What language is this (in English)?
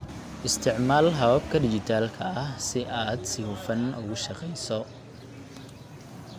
Somali